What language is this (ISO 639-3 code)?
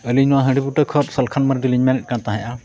sat